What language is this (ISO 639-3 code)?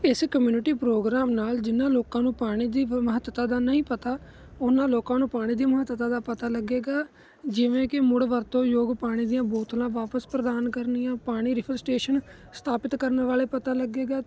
pan